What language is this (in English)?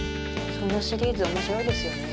Japanese